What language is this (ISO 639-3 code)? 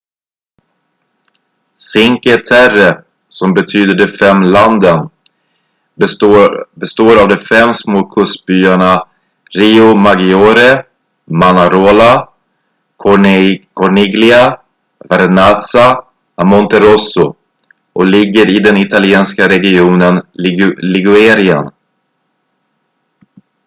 swe